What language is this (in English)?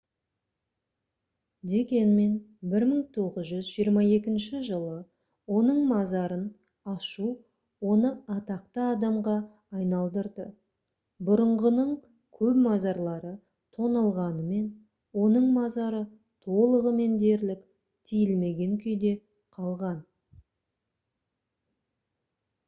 Kazakh